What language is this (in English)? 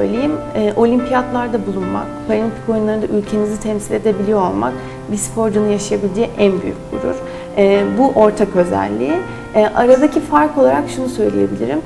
Turkish